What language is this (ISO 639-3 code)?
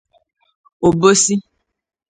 ibo